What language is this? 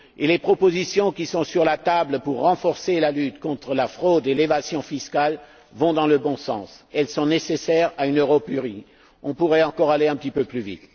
French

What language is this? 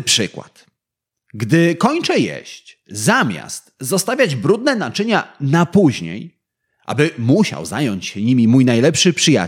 Polish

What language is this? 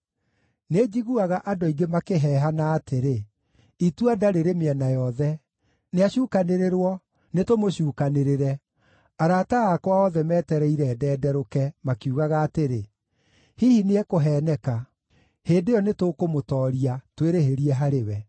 Kikuyu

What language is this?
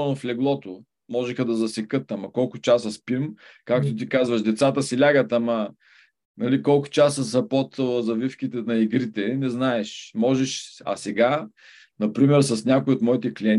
Bulgarian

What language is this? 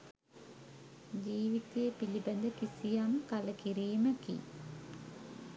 Sinhala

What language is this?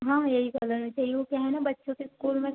Hindi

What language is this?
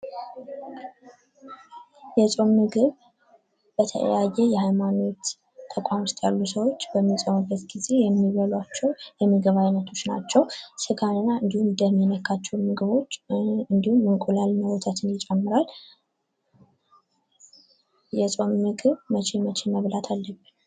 Amharic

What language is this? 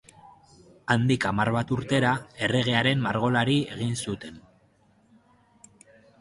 Basque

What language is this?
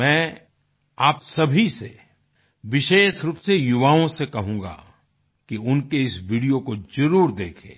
Hindi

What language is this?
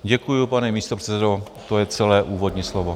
Czech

